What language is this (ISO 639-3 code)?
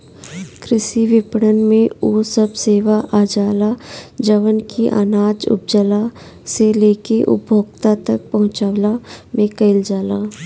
bho